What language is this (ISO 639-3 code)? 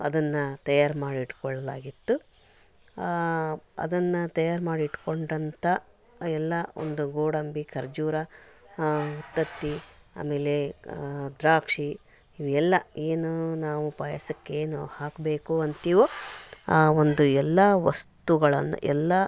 kan